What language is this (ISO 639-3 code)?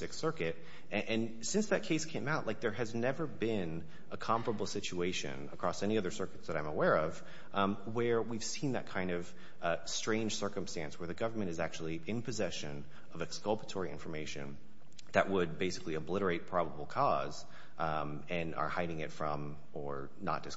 eng